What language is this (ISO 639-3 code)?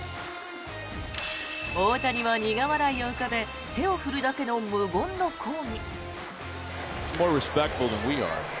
jpn